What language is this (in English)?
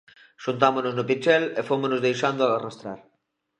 Galician